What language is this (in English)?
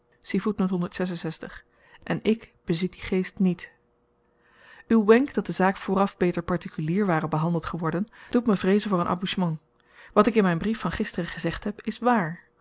Dutch